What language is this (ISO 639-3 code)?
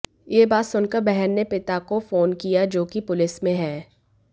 hin